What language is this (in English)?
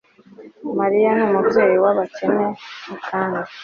Kinyarwanda